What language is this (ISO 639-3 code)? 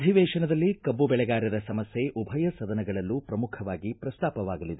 kan